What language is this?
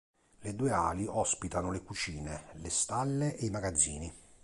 Italian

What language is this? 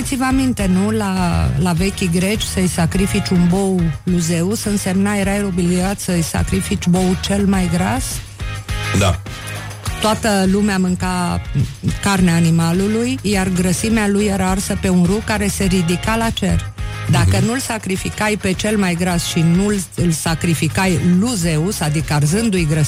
Romanian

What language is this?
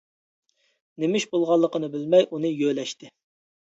Uyghur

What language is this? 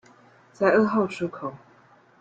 Chinese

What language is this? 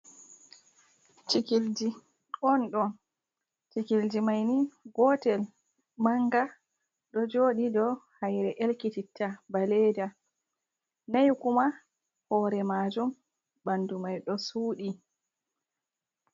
Fula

